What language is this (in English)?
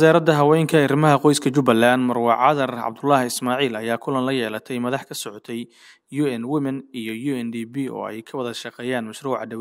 Arabic